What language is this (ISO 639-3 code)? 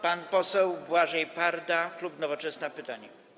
pol